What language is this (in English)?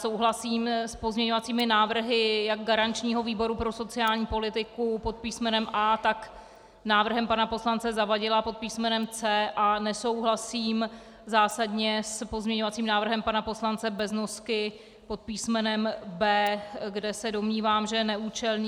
Czech